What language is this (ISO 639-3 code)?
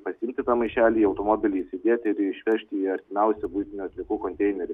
lit